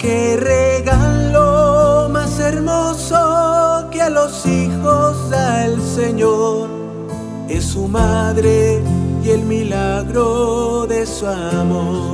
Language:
Spanish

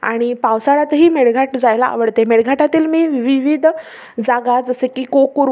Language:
Marathi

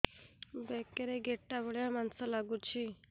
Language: Odia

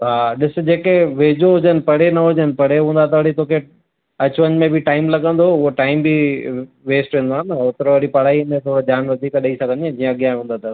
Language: Sindhi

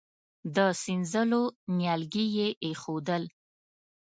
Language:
Pashto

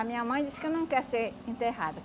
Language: Portuguese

